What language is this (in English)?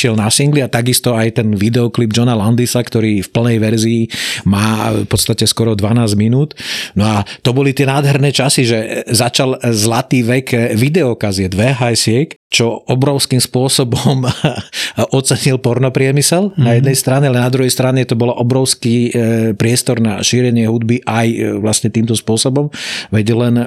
Slovak